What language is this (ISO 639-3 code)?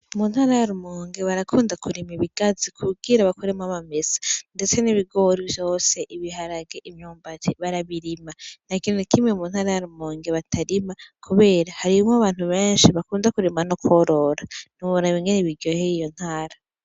run